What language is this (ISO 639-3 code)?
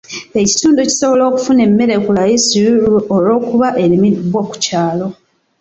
lug